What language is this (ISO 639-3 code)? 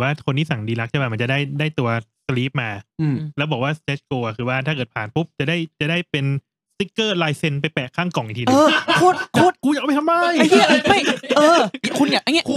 tha